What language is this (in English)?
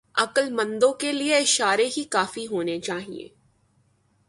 Urdu